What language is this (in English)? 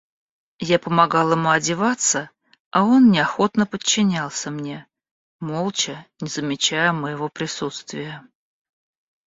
Russian